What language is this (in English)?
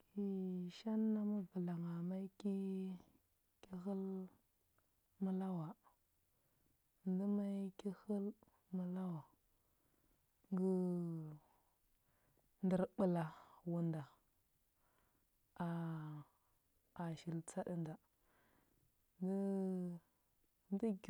Huba